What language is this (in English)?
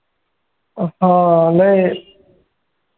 Marathi